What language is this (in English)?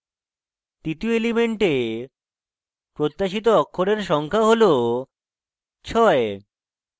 Bangla